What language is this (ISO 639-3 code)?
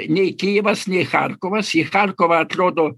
lit